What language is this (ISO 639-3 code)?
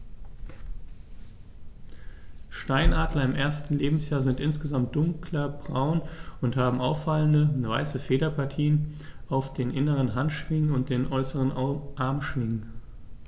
deu